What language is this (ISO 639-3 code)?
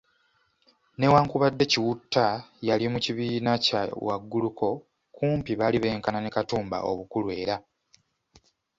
lug